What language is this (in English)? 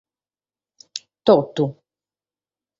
Sardinian